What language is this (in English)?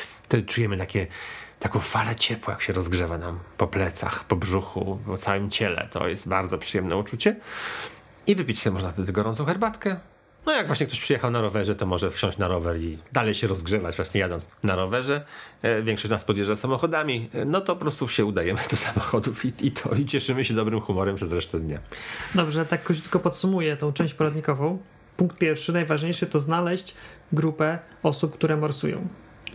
Polish